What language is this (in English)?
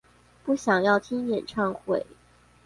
Chinese